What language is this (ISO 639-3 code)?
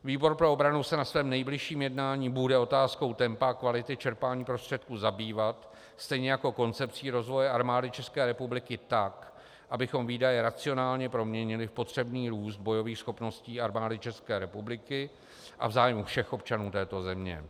ces